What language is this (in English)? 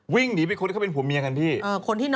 Thai